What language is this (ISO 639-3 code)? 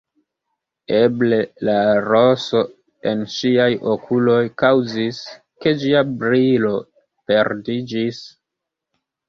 epo